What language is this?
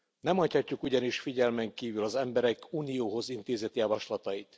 Hungarian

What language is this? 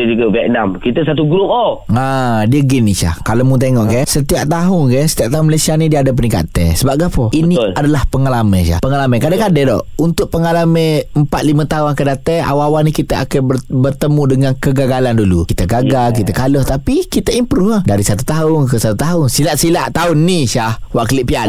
Malay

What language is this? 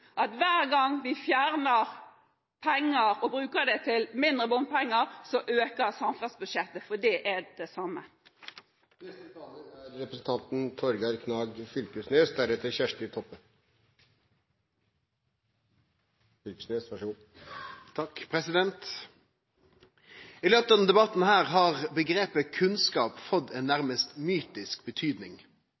Norwegian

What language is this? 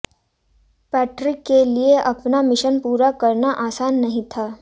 Hindi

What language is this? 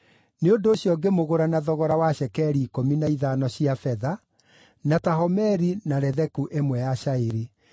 Kikuyu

